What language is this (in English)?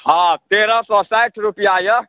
Maithili